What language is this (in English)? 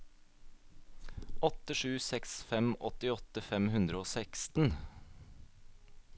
Norwegian